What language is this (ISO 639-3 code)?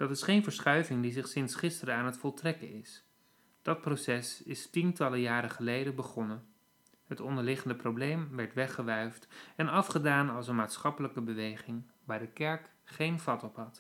nld